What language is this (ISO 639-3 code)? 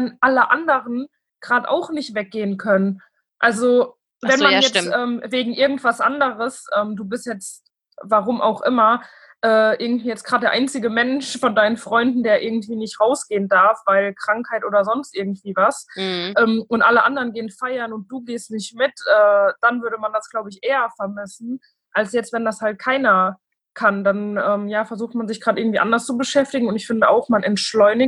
deu